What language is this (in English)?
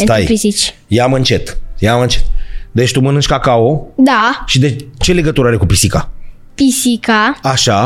Romanian